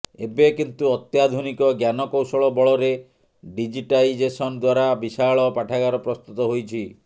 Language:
Odia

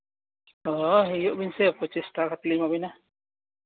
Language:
Santali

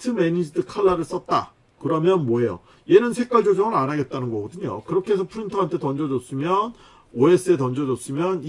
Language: Korean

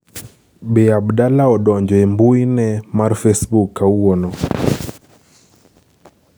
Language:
Luo (Kenya and Tanzania)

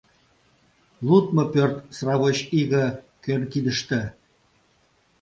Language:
Mari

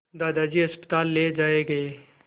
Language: Hindi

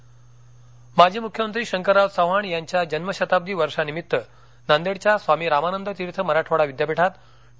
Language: Marathi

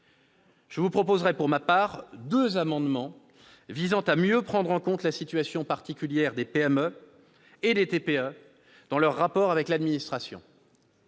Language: French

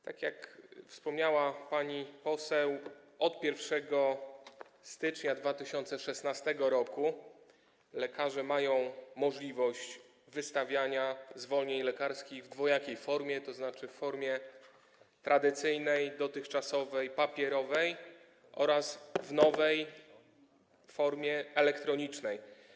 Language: Polish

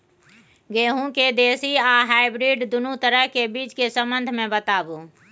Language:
Maithili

